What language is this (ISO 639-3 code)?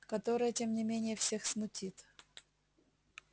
rus